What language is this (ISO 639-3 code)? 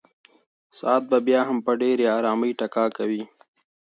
pus